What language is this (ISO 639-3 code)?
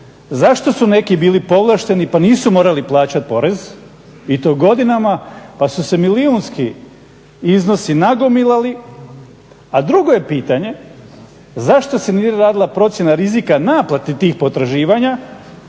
hrv